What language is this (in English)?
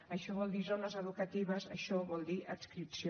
Catalan